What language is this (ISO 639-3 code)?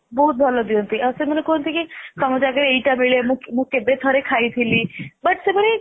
ori